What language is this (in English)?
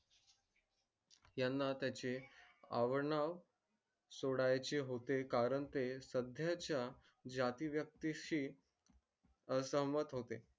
Marathi